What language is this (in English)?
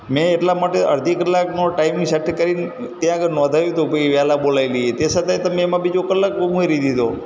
Gujarati